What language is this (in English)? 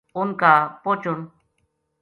Gujari